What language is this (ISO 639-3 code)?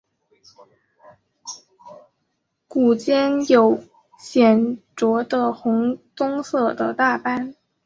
zho